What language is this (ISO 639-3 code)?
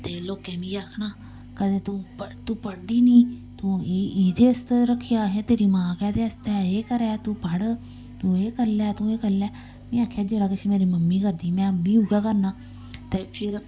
doi